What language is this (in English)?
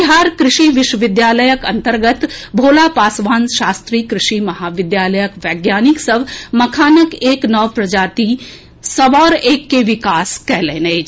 Maithili